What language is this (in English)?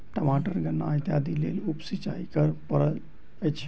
Maithili